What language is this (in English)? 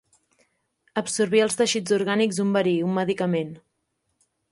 Catalan